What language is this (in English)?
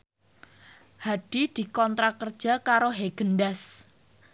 Javanese